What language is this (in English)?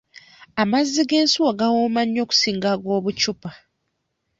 Ganda